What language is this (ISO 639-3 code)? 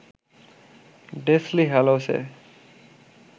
ben